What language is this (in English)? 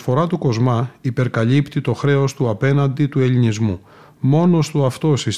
Greek